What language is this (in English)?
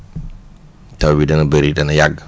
Wolof